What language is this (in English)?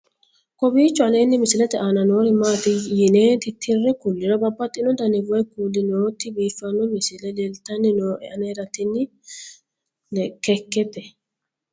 Sidamo